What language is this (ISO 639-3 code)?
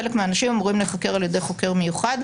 heb